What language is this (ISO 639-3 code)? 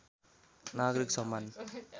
nep